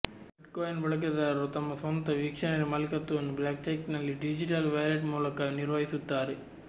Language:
Kannada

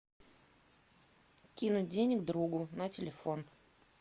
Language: Russian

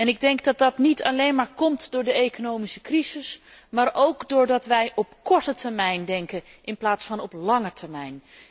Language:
Dutch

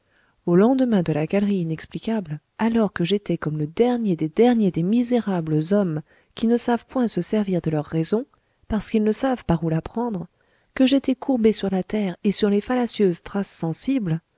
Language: French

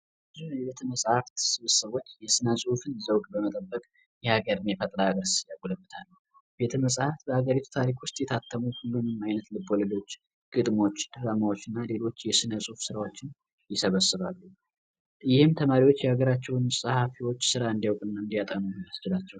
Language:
Amharic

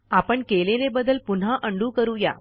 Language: Marathi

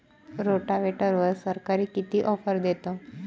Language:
Marathi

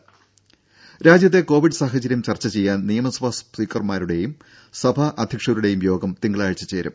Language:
Malayalam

